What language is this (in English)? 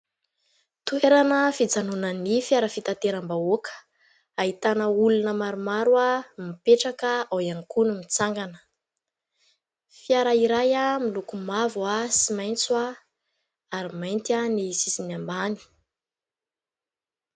Malagasy